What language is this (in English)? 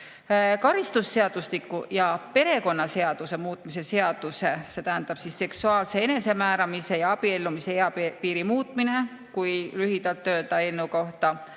Estonian